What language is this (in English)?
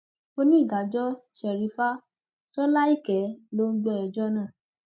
Yoruba